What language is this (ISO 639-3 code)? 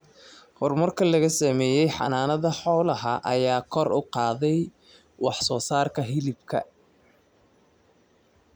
som